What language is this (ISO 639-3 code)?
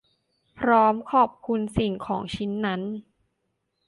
tha